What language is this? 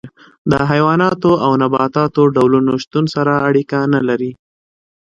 Pashto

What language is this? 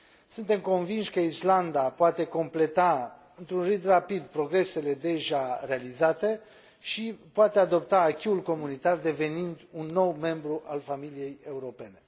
Romanian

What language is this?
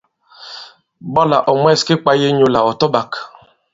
Bankon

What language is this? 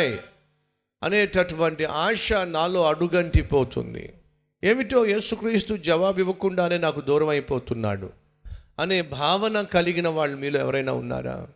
Telugu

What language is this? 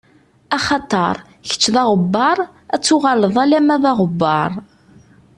Kabyle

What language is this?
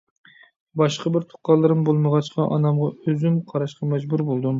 Uyghur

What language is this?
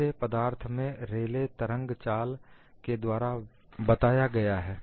Hindi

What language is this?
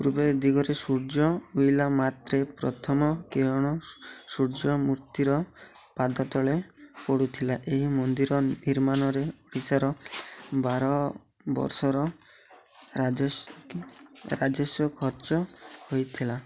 Odia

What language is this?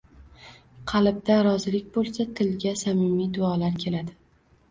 Uzbek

